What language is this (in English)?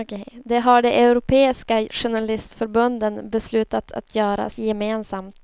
Swedish